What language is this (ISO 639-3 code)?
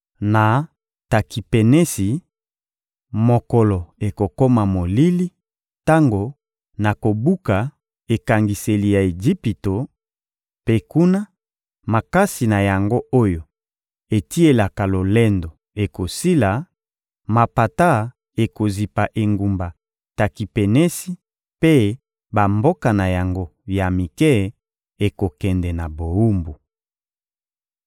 lin